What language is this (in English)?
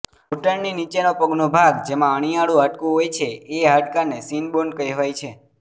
Gujarati